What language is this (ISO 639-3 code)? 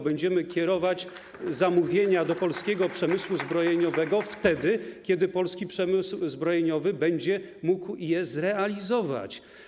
pol